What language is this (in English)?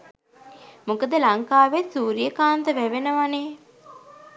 Sinhala